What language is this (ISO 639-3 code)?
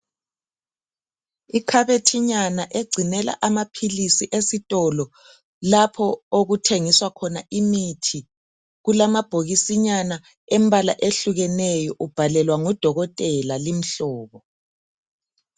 nde